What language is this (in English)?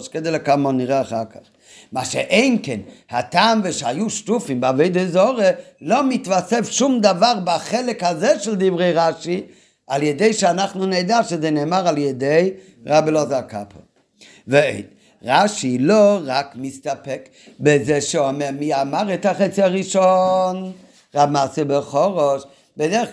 Hebrew